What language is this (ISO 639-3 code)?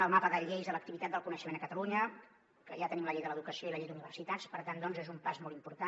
cat